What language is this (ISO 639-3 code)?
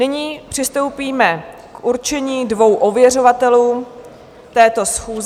ces